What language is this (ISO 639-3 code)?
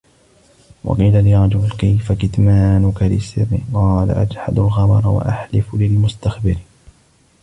ara